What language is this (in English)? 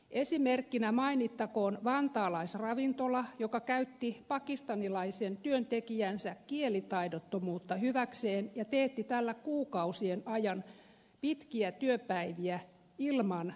Finnish